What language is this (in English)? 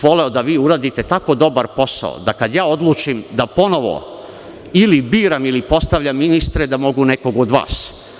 Serbian